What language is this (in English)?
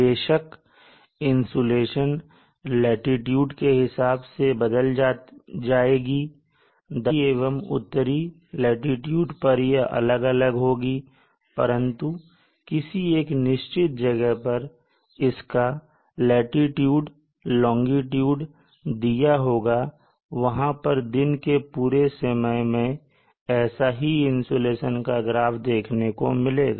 Hindi